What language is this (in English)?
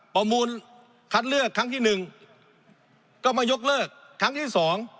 Thai